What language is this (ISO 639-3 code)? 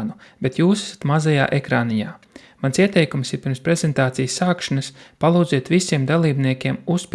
lav